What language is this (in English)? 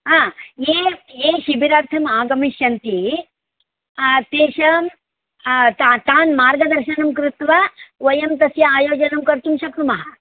Sanskrit